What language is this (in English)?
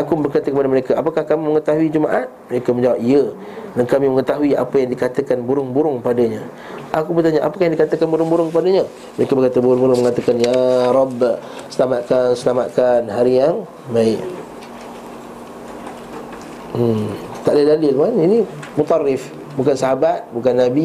Malay